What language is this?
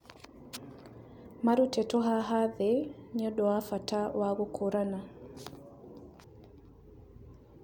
Kikuyu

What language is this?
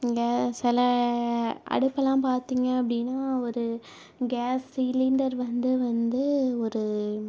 Tamil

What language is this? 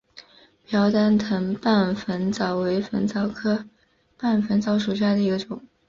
Chinese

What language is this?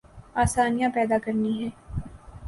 Urdu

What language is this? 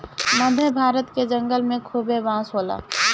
Bhojpuri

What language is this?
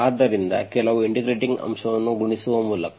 Kannada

